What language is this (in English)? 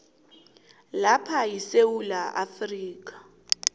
South Ndebele